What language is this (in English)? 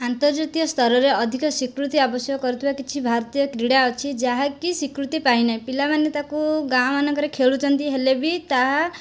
Odia